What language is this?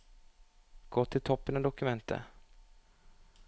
Norwegian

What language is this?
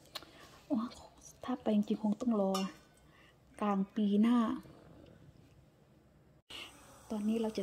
Thai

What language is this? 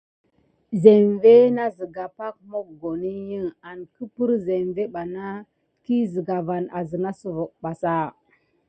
Gidar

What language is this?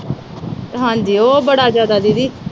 Punjabi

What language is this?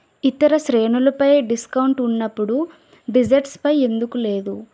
Telugu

